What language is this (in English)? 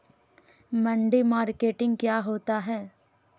Magahi